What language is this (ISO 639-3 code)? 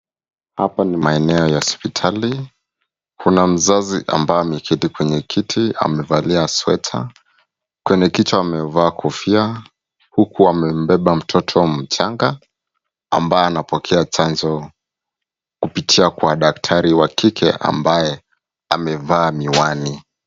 swa